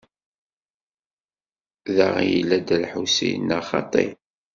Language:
Kabyle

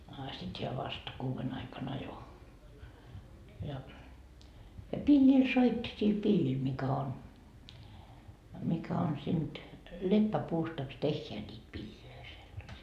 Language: Finnish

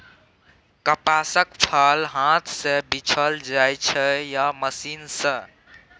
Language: Maithili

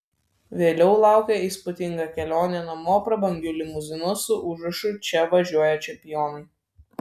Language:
Lithuanian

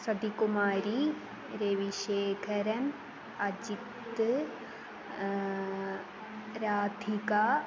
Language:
Sanskrit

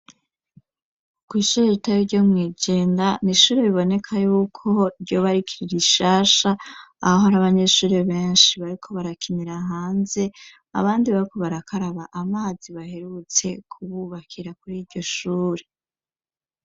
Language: Rundi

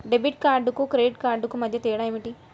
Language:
Telugu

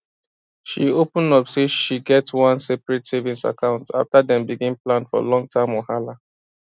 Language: Nigerian Pidgin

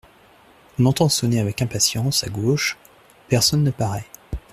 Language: French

